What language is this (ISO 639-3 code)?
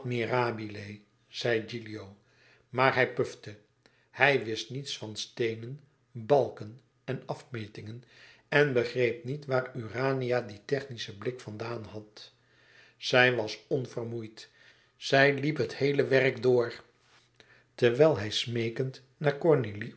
nld